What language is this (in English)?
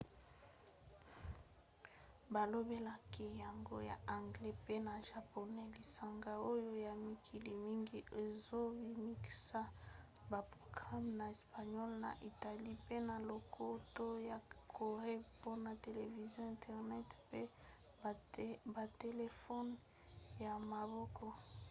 Lingala